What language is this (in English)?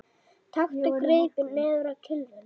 Icelandic